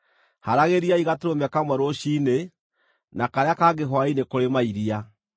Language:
Kikuyu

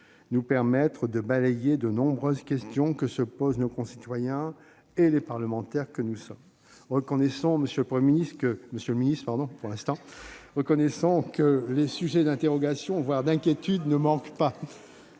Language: French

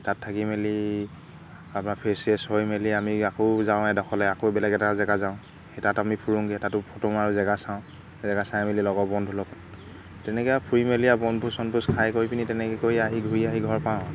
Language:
Assamese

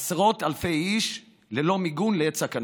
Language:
Hebrew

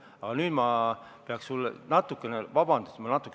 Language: Estonian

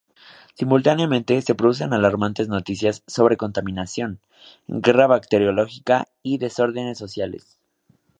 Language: Spanish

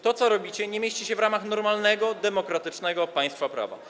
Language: Polish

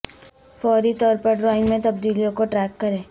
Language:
Urdu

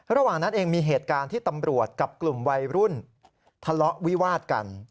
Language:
Thai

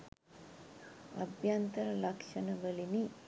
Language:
Sinhala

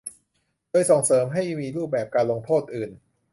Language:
Thai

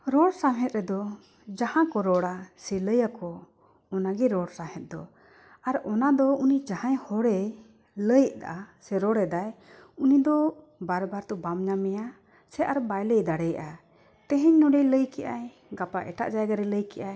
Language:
Santali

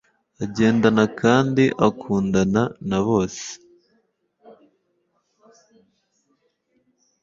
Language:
Kinyarwanda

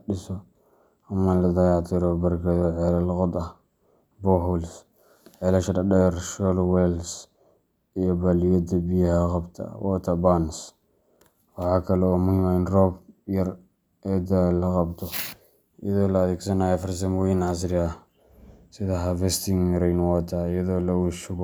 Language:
Somali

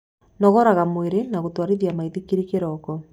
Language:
Kikuyu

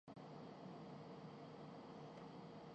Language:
Urdu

